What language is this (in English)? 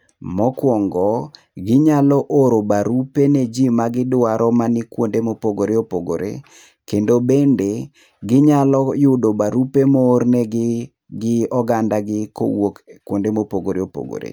Luo (Kenya and Tanzania)